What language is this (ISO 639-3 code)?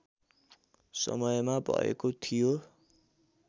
nep